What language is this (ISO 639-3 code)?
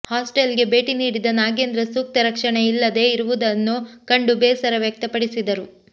kan